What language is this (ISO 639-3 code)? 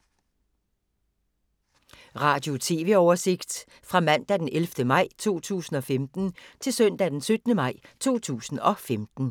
dan